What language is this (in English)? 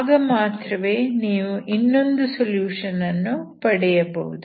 Kannada